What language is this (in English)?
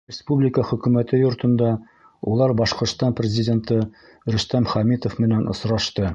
Bashkir